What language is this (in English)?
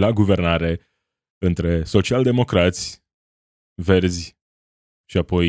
Romanian